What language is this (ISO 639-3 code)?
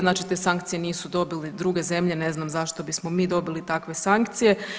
hrv